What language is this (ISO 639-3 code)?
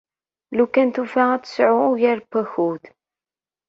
kab